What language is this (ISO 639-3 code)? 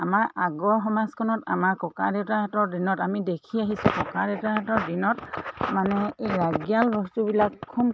asm